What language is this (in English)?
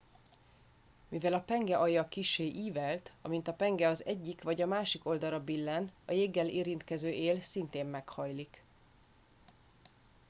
Hungarian